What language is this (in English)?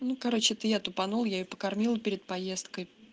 Russian